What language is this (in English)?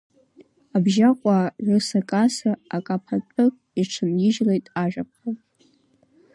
Abkhazian